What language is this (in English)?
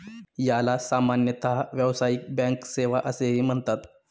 Marathi